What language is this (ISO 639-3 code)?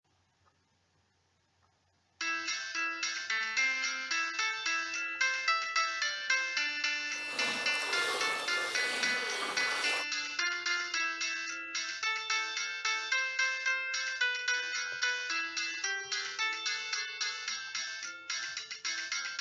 jpn